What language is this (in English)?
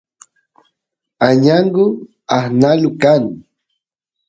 Santiago del Estero Quichua